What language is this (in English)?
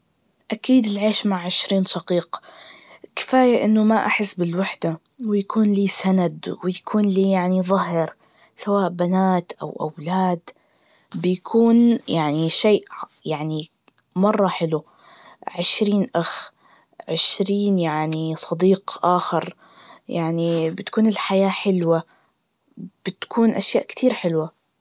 Najdi Arabic